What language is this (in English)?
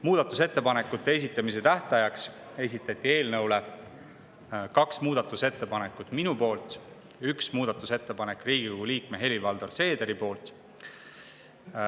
Estonian